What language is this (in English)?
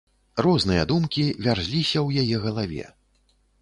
Belarusian